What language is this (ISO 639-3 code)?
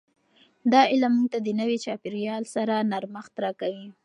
pus